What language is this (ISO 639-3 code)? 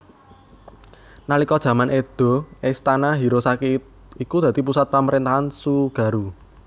jav